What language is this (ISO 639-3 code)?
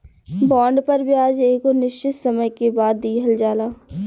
bho